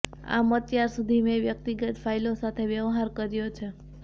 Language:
Gujarati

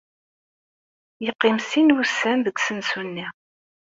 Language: Kabyle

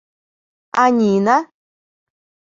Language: Mari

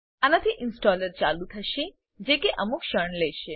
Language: Gujarati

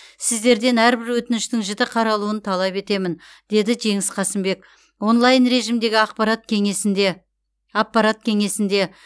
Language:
Kazakh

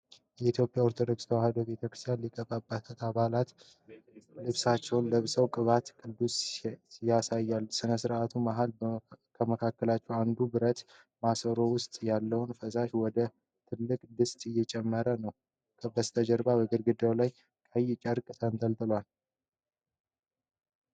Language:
Amharic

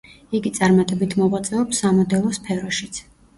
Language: Georgian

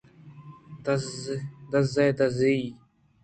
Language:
Eastern Balochi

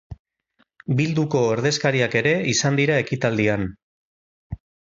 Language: Basque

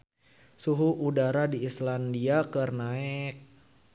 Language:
Sundanese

